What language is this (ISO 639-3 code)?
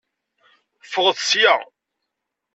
kab